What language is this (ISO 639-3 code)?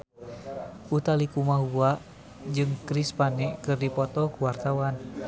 sun